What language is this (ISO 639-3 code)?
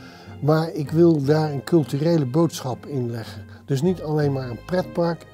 nld